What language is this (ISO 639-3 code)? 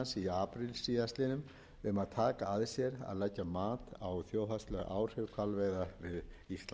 isl